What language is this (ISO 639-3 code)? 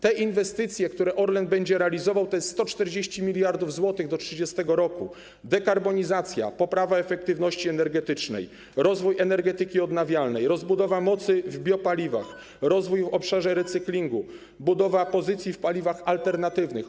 pol